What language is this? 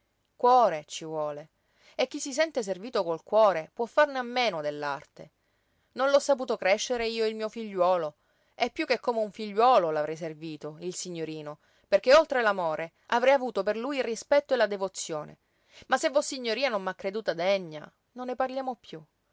Italian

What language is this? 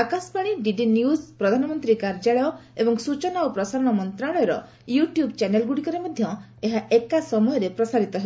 Odia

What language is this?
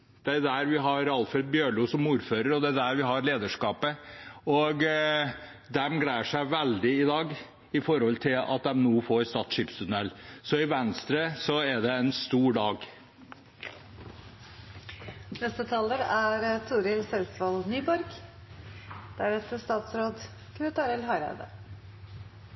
Norwegian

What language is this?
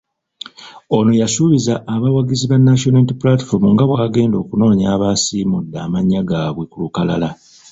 Ganda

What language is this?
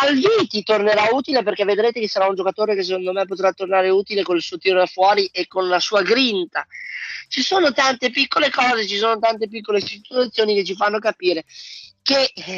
Italian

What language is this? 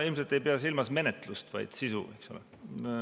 Estonian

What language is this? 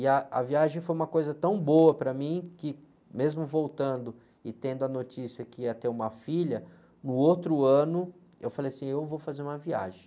Portuguese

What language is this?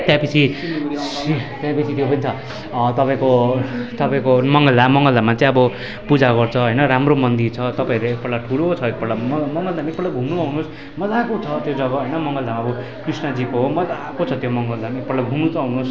Nepali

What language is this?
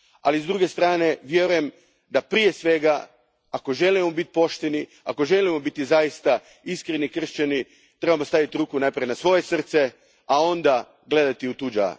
Croatian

